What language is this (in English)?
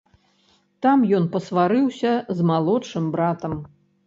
Belarusian